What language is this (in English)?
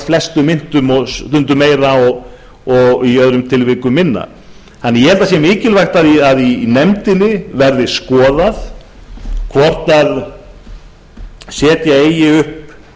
Icelandic